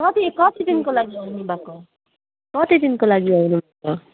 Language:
Nepali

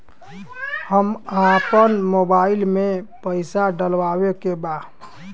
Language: Bhojpuri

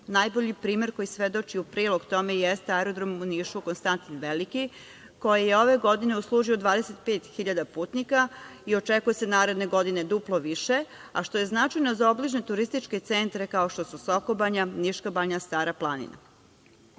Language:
Serbian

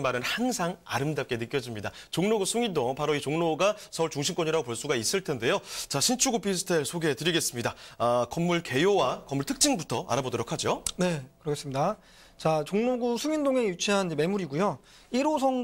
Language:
Korean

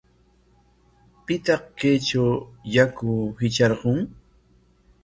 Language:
Corongo Ancash Quechua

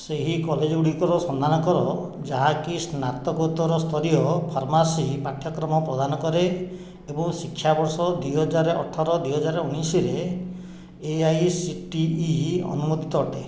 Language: Odia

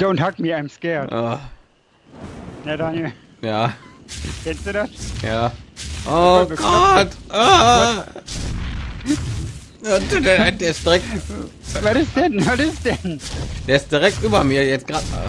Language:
German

